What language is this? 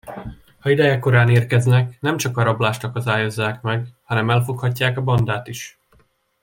Hungarian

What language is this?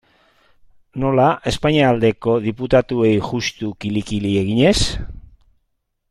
Basque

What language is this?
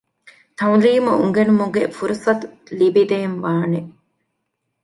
Divehi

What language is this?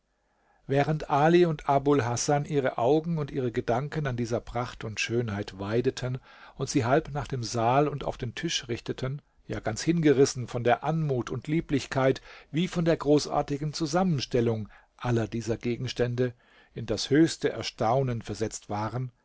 German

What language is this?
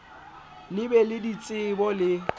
Southern Sotho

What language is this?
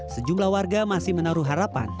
Indonesian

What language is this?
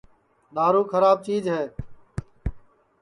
Sansi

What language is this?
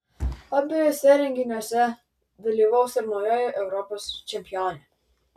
Lithuanian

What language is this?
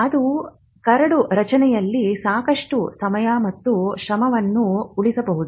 Kannada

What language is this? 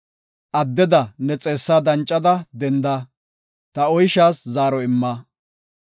Gofa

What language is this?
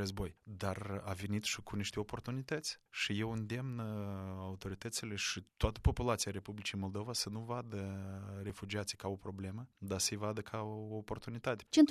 Romanian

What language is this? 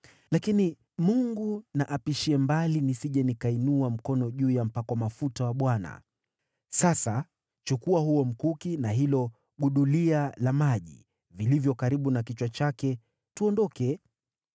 Swahili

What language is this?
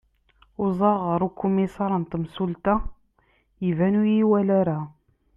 Kabyle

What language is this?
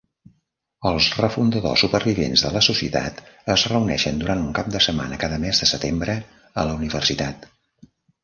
Catalan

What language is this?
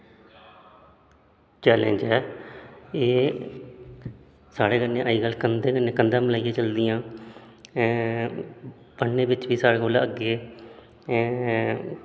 Dogri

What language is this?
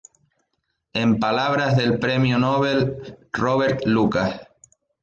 Spanish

